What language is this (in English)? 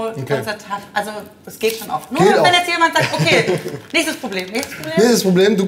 German